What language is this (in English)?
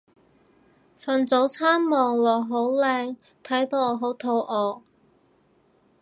Cantonese